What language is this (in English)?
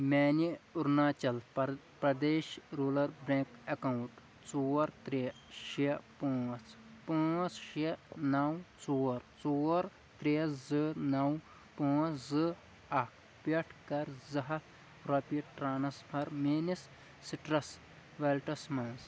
Kashmiri